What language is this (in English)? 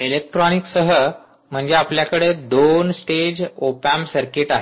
Marathi